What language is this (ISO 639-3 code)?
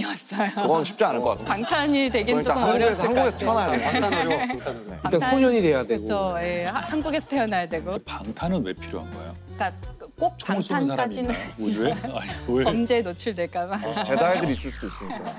kor